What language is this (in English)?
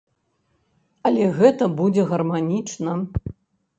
Belarusian